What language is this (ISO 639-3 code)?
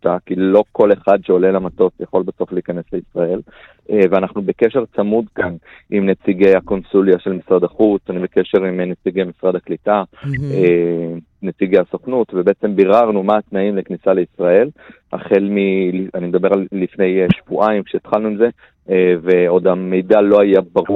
heb